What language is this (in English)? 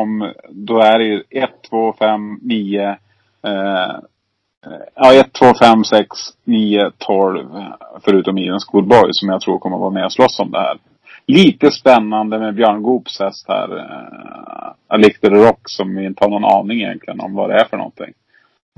Swedish